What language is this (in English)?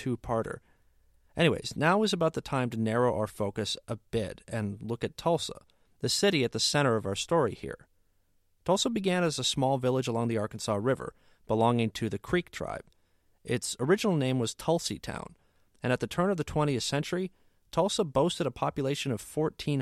English